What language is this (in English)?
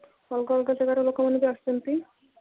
Odia